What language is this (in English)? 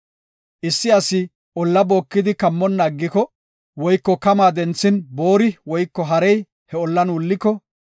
Gofa